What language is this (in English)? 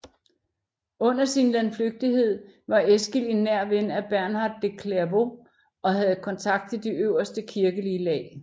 Danish